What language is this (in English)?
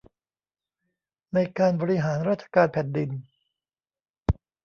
Thai